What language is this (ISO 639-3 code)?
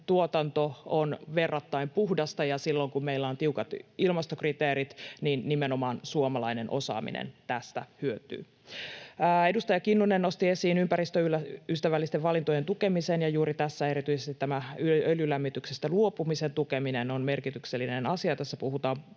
fin